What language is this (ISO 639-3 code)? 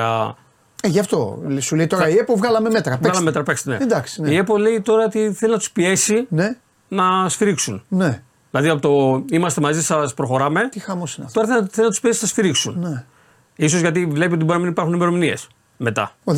ell